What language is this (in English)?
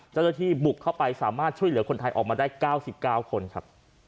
Thai